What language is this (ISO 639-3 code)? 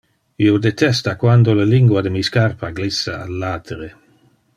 ina